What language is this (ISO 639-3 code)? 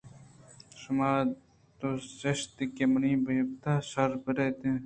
bgp